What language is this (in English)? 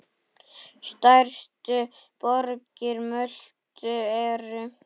Icelandic